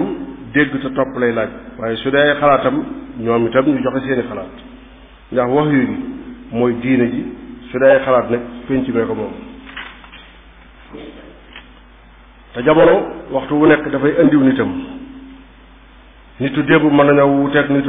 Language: Arabic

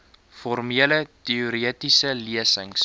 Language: Afrikaans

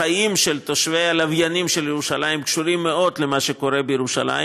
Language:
Hebrew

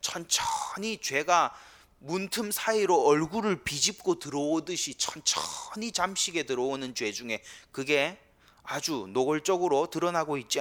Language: Korean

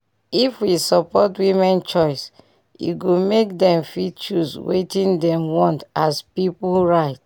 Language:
Nigerian Pidgin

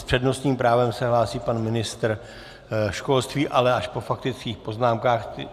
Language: Czech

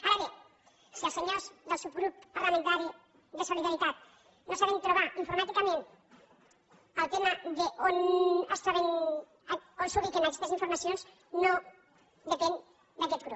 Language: Catalan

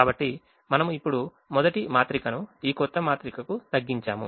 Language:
Telugu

